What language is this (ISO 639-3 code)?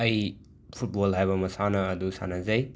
mni